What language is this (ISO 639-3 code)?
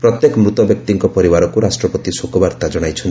ori